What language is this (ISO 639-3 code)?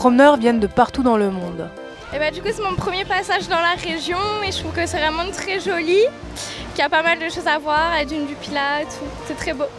fra